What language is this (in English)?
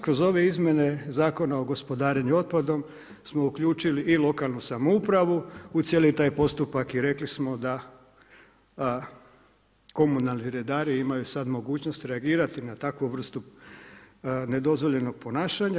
Croatian